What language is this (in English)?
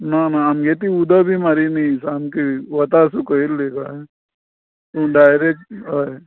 Konkani